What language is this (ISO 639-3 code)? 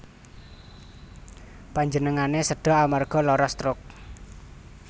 jav